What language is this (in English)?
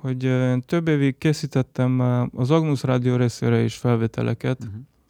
Hungarian